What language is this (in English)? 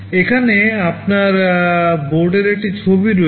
Bangla